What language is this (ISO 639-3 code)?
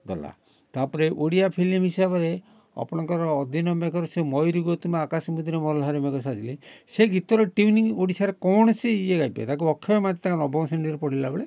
ori